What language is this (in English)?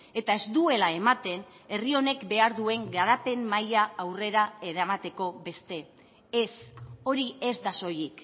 Basque